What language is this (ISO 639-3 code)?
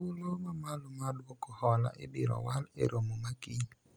luo